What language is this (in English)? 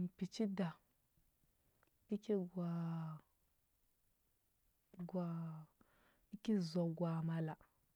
Huba